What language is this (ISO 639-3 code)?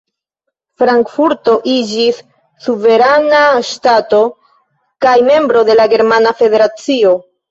epo